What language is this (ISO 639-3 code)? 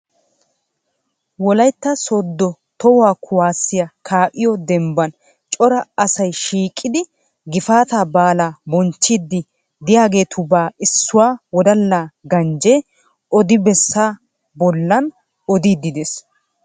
wal